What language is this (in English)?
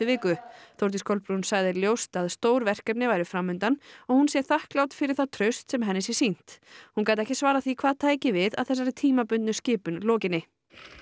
Icelandic